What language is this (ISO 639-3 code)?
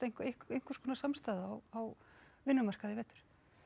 isl